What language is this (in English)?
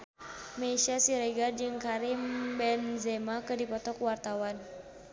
Sundanese